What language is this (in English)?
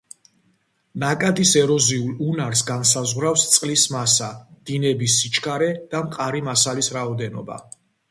Georgian